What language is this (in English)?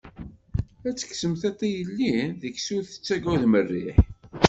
Kabyle